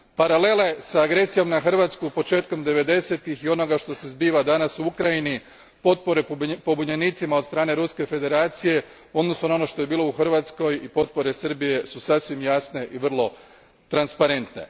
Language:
Croatian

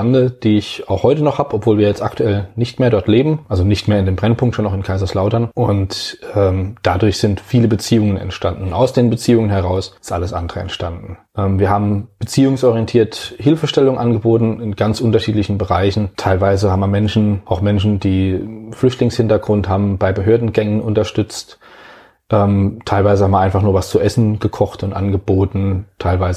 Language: German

